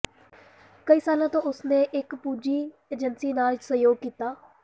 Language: Punjabi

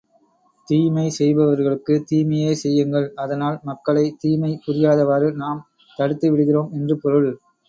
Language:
Tamil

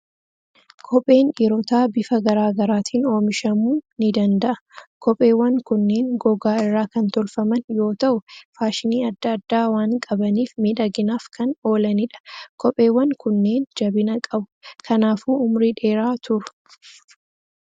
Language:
Oromo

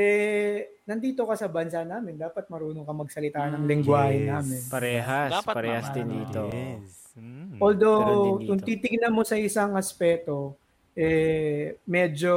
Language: Filipino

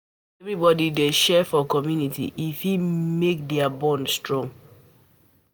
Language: Nigerian Pidgin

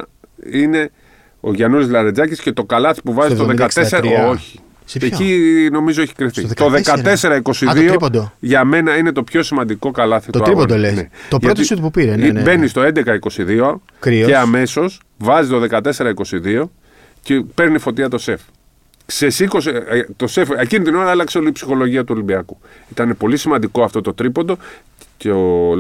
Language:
Greek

